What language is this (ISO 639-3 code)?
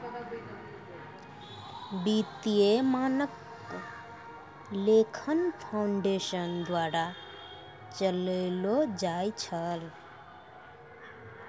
mai